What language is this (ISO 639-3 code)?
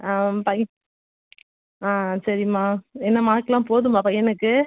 tam